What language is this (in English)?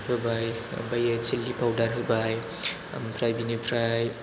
Bodo